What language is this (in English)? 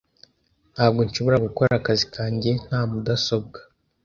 Kinyarwanda